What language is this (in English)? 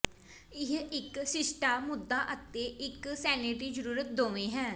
Punjabi